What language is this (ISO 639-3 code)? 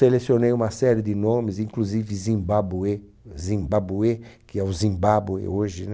por